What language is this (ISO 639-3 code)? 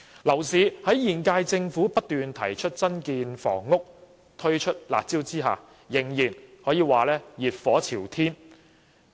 yue